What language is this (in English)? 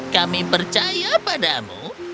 Indonesian